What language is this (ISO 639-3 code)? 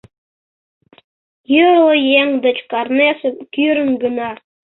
chm